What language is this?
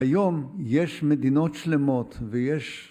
Hebrew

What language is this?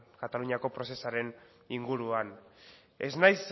Basque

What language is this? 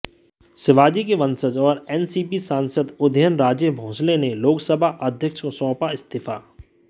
Hindi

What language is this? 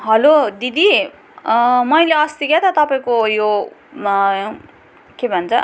Nepali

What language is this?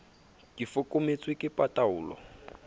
Southern Sotho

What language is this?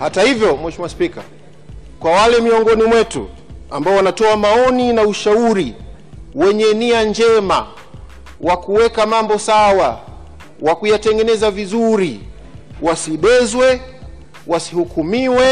Swahili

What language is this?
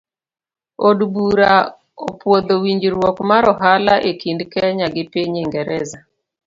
Luo (Kenya and Tanzania)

